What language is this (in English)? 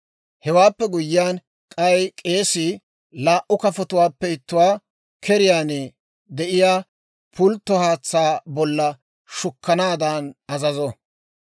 Dawro